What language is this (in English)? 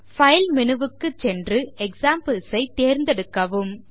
Tamil